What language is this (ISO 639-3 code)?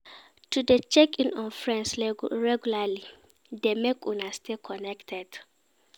pcm